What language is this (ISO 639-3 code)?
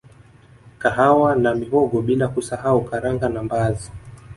swa